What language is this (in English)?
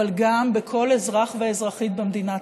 Hebrew